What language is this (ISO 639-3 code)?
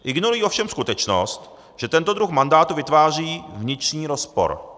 ces